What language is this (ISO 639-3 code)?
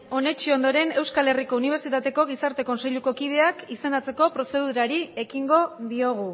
eus